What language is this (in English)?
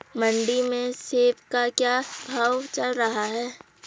Hindi